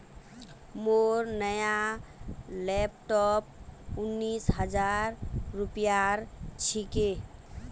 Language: Magahi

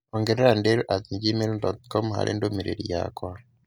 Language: Kikuyu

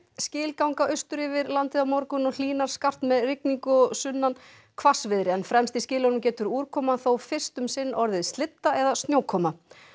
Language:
Icelandic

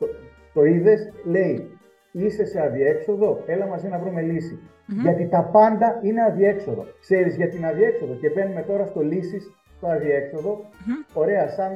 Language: Greek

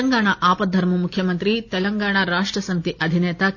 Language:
Telugu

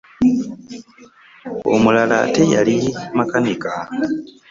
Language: Ganda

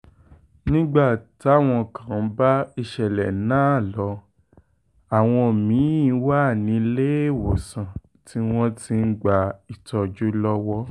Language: Yoruba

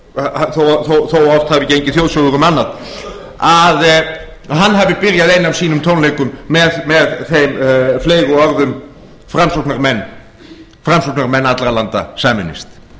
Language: Icelandic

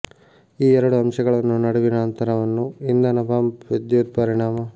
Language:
Kannada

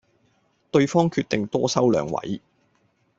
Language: Cantonese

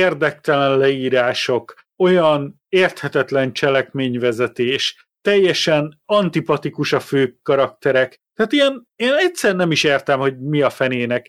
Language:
Hungarian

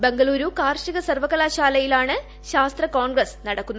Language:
Malayalam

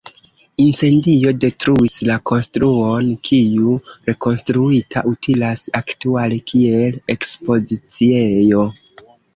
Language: Esperanto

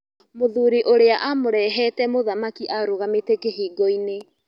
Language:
Kikuyu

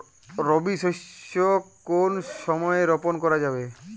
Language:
Bangla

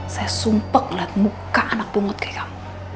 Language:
Indonesian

